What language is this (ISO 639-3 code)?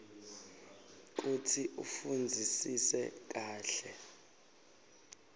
ssw